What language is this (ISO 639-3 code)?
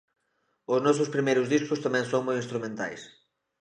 glg